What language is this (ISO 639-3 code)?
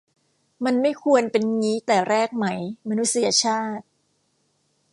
tha